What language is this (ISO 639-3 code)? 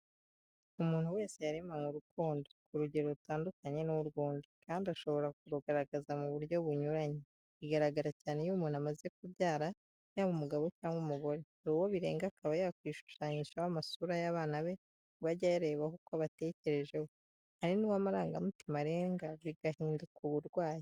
kin